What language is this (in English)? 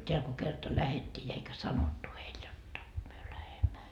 Finnish